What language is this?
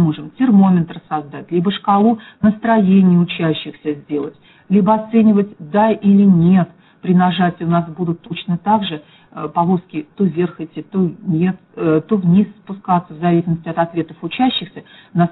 Russian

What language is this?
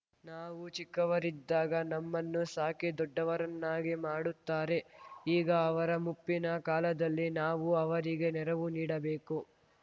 Kannada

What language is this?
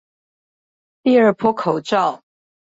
Chinese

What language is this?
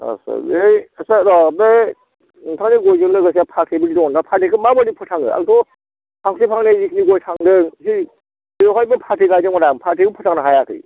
Bodo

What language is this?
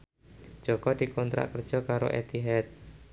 Javanese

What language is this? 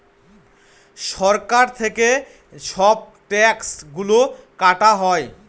Bangla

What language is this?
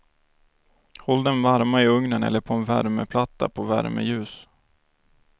Swedish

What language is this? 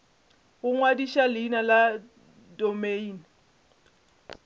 Northern Sotho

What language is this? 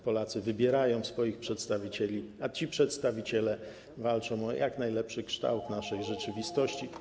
Polish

